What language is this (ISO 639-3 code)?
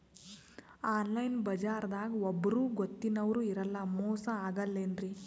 kan